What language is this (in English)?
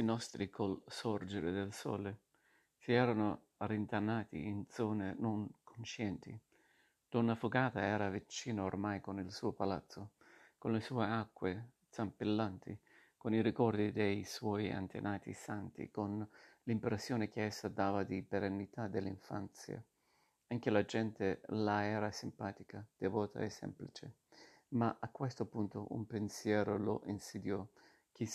Italian